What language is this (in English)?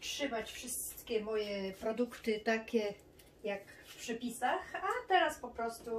Polish